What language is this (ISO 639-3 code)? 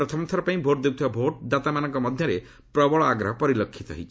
ori